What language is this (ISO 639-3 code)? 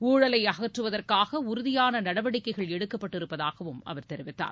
tam